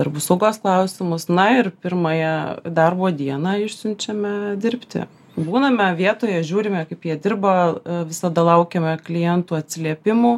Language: Lithuanian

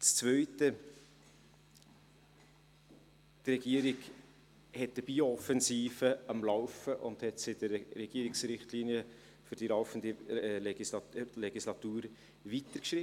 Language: Swiss German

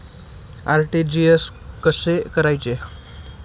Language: Marathi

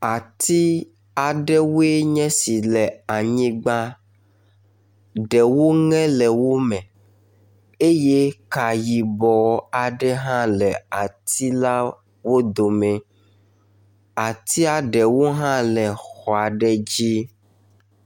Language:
Ewe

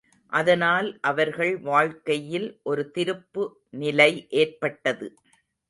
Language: Tamil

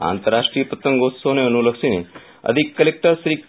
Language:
Gujarati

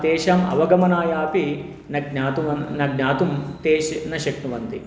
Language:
Sanskrit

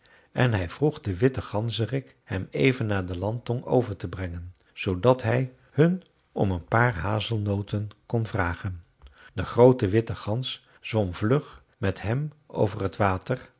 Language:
Dutch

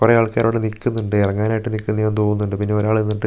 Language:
Malayalam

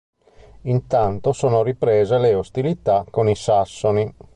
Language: Italian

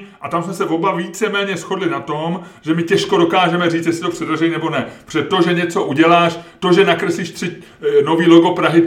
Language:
Czech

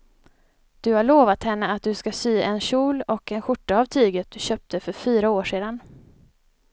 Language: Swedish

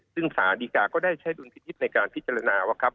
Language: Thai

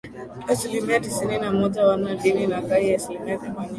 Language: Swahili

